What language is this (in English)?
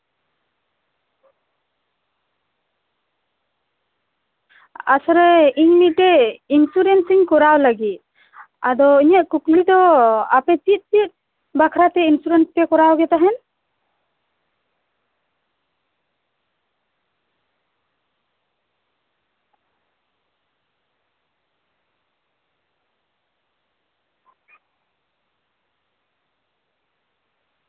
Santali